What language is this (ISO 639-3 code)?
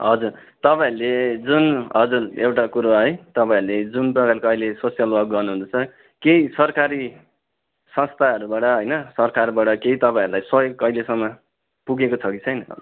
nep